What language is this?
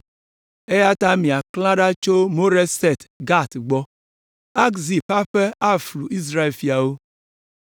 Ewe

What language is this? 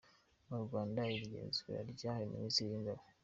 Kinyarwanda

